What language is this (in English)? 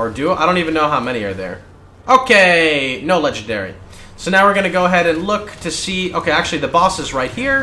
English